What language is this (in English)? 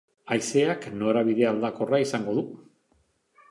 Basque